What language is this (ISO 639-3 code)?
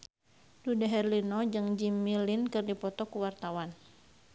sun